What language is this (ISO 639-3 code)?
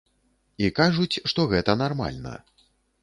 bel